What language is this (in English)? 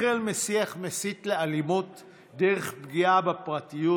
Hebrew